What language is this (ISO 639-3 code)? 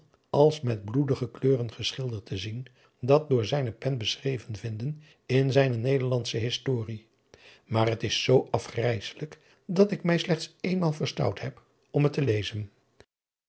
nld